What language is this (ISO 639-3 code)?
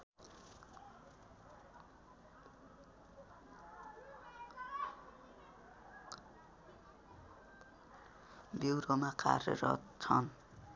nep